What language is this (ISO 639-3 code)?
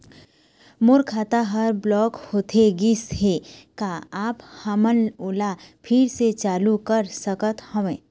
hne